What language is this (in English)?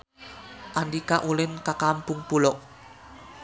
Sundanese